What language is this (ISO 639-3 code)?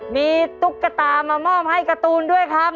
tha